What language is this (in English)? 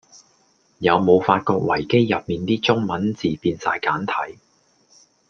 Cantonese